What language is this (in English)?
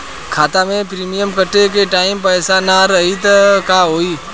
Bhojpuri